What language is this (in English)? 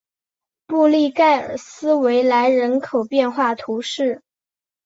Chinese